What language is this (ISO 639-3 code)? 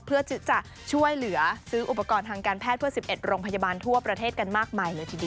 tha